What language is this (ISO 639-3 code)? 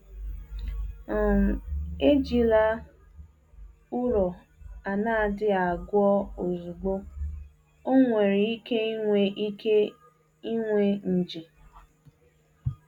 ibo